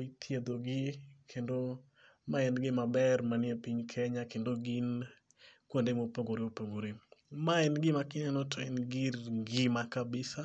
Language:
Luo (Kenya and Tanzania)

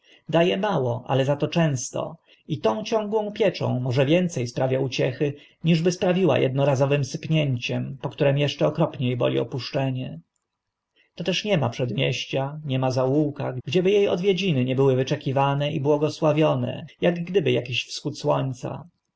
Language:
Polish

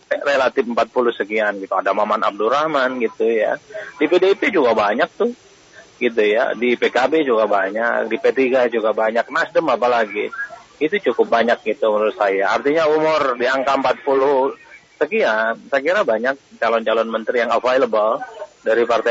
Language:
Indonesian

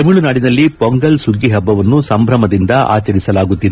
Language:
Kannada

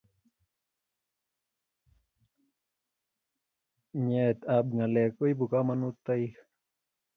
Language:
Kalenjin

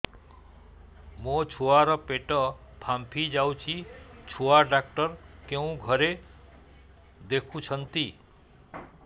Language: Odia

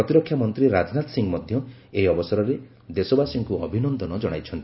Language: Odia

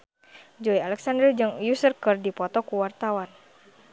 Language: Sundanese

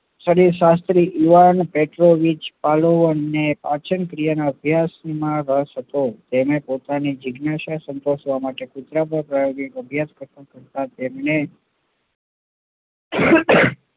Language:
Gujarati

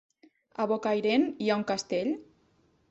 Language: Catalan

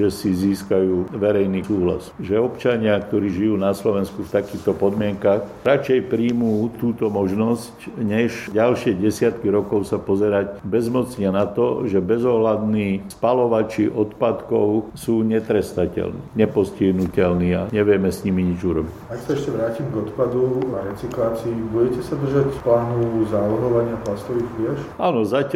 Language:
Slovak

